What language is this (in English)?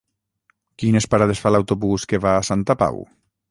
Catalan